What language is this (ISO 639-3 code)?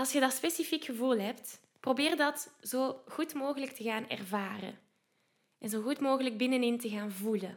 nld